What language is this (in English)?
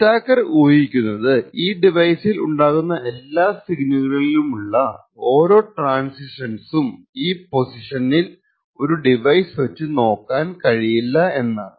Malayalam